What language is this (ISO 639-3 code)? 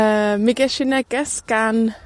cym